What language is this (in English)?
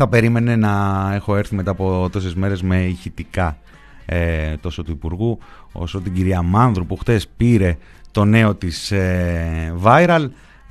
Greek